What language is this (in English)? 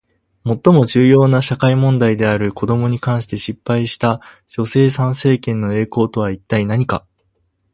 Japanese